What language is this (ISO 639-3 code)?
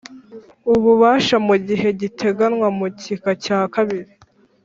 kin